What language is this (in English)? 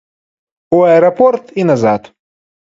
Belarusian